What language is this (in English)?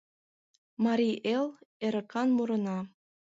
Mari